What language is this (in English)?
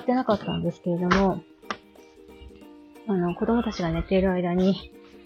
Japanese